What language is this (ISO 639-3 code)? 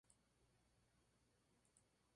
spa